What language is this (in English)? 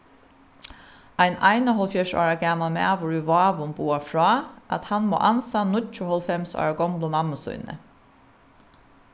Faroese